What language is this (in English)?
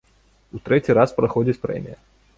Belarusian